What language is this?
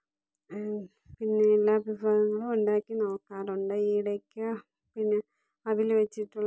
Malayalam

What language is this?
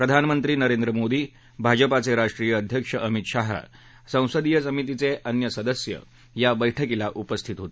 Marathi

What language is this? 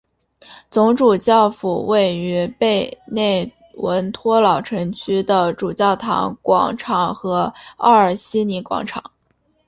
Chinese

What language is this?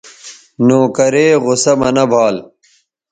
Bateri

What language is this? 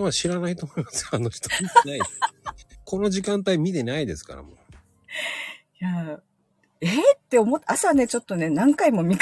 Japanese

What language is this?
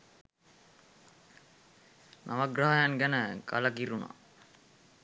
Sinhala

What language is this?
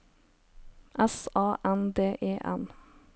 Norwegian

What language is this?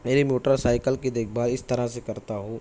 Urdu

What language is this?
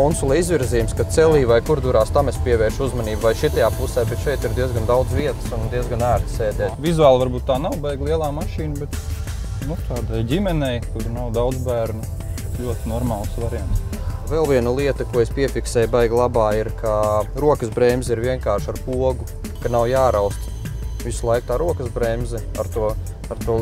Latvian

